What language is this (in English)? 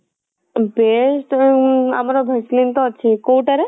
Odia